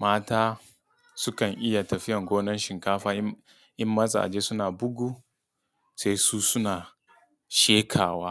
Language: Hausa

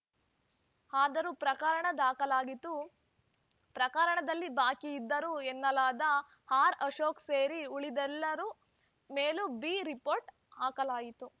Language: Kannada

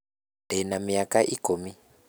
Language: Kikuyu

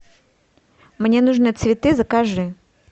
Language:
Russian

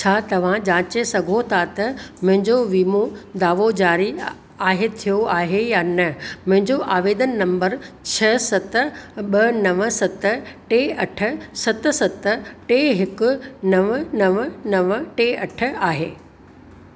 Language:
Sindhi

